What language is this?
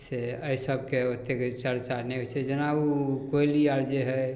Maithili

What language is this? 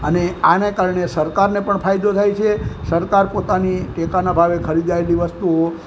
Gujarati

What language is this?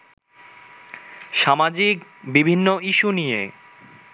Bangla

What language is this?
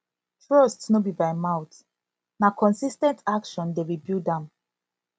Nigerian Pidgin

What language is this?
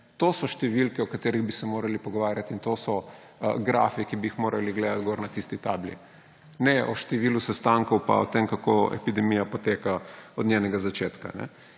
Slovenian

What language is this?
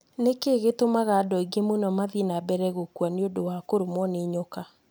Kikuyu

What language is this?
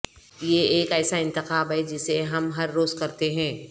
Urdu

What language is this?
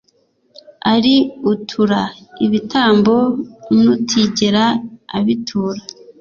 Kinyarwanda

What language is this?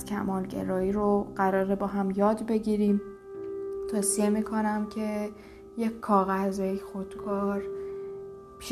Persian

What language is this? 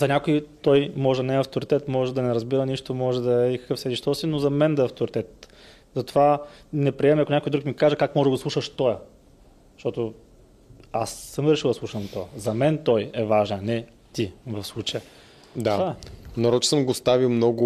Bulgarian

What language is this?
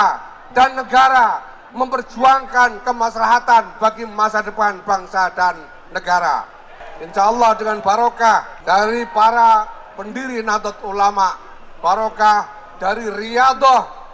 Indonesian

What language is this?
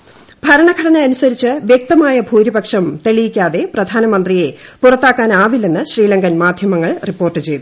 Malayalam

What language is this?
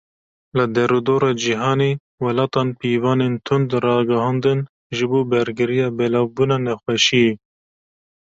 Kurdish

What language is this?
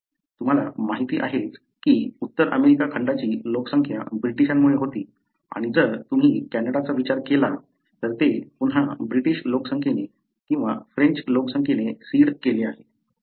Marathi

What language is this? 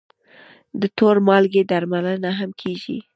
Pashto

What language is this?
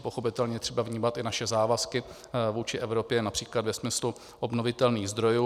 Czech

